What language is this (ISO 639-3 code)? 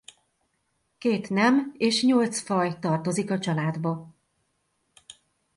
hun